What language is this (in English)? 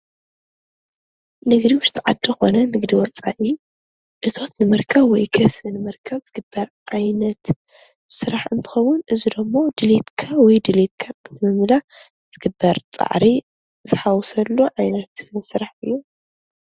Tigrinya